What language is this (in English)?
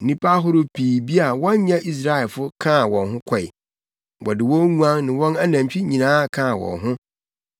Akan